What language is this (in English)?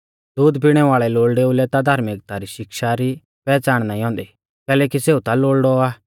Mahasu Pahari